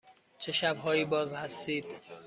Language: Persian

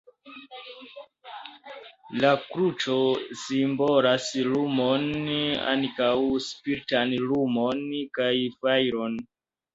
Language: Esperanto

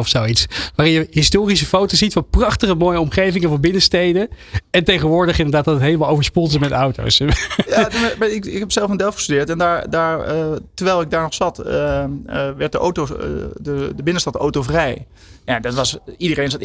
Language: Dutch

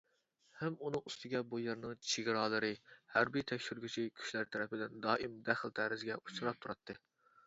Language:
Uyghur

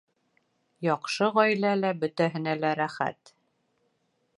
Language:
Bashkir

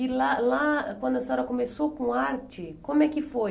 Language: Portuguese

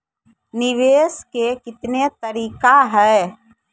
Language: Maithili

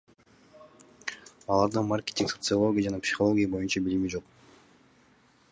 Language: Kyrgyz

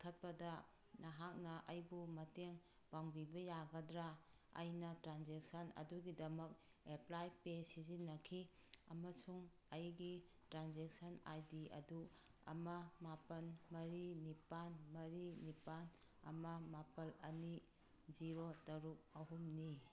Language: Manipuri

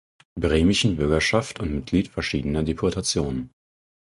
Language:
German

